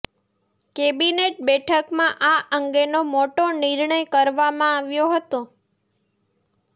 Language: Gujarati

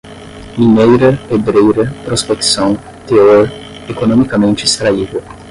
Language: Portuguese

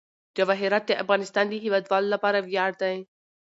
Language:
Pashto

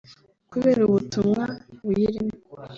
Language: Kinyarwanda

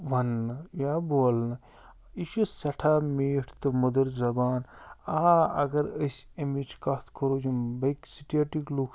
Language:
Kashmiri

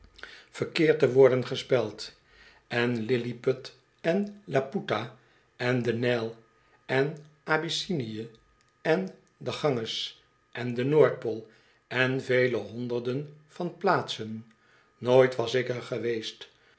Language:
Dutch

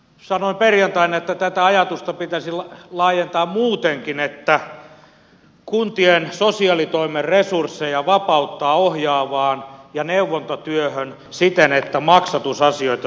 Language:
Finnish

